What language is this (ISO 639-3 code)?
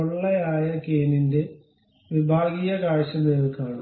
mal